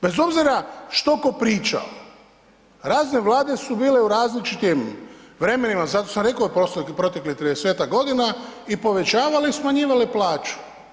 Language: Croatian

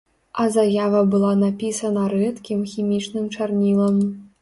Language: Belarusian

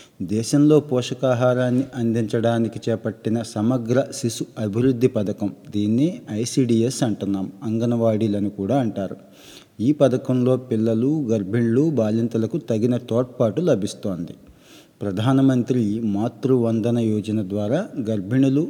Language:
Telugu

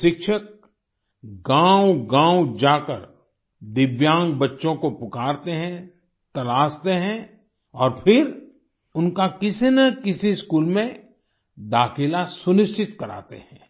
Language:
Hindi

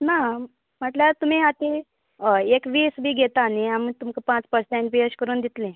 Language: Konkani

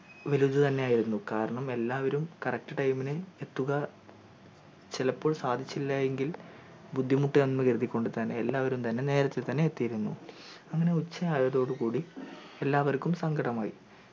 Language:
Malayalam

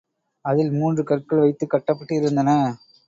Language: Tamil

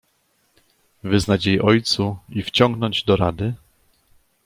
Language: Polish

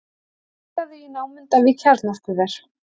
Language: Icelandic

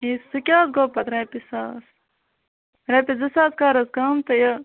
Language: Kashmiri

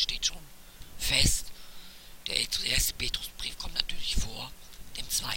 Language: German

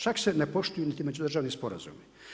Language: Croatian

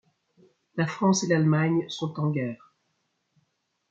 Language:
French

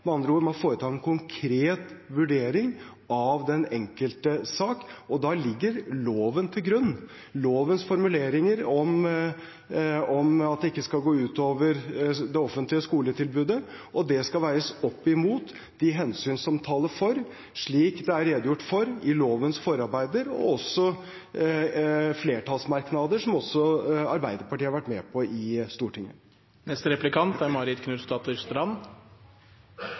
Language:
Norwegian Bokmål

